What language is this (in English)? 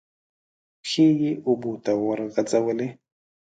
Pashto